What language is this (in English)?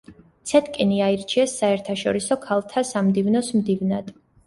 Georgian